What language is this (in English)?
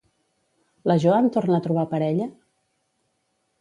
Catalan